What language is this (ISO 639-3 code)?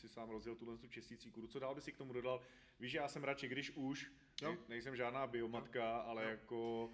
ces